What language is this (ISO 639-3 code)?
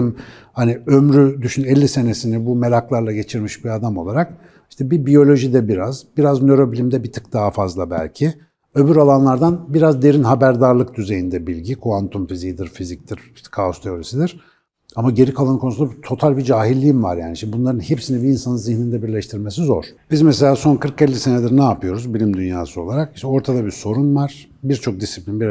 tur